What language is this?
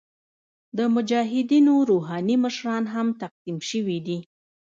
Pashto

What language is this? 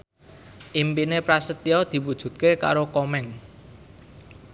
Javanese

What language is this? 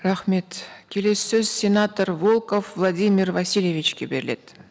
Kazakh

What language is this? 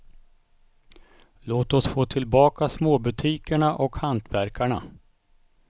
Swedish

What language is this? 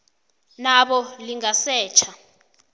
South Ndebele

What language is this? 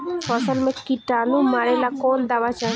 Bhojpuri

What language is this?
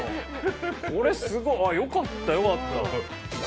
Japanese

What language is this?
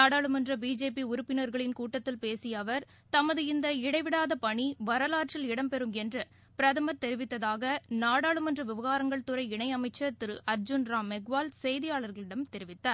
Tamil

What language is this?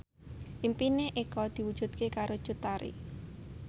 Javanese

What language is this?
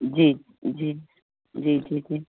Sindhi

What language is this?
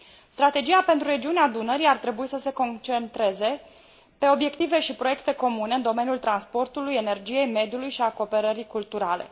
Romanian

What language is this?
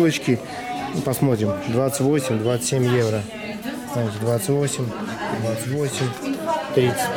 Russian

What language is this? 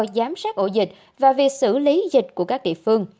Vietnamese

